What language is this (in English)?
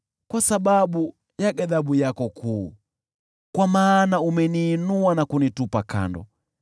Swahili